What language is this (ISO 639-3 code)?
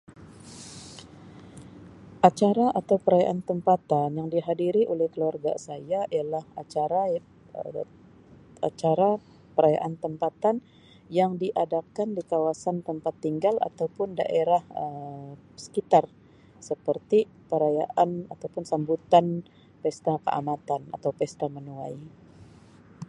msi